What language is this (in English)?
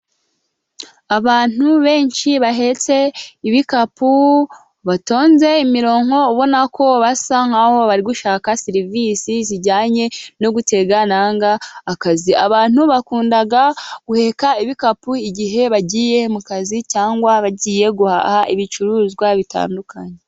Kinyarwanda